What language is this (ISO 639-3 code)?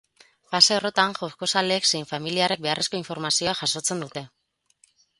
eus